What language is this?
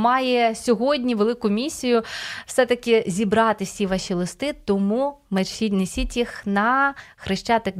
Ukrainian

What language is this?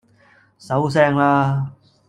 Cantonese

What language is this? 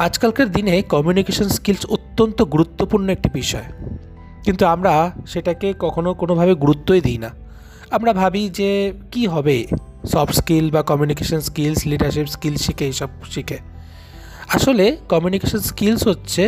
Bangla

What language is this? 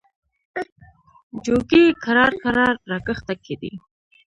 Pashto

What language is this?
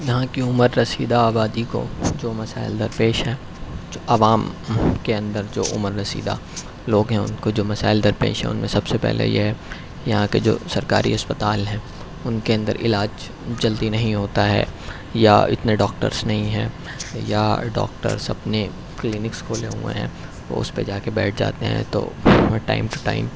Urdu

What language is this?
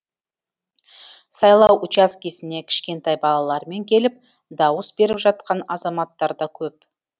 Kazakh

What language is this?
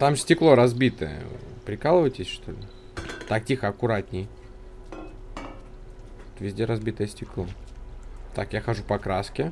Russian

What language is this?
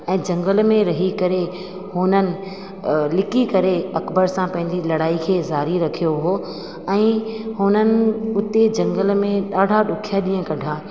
Sindhi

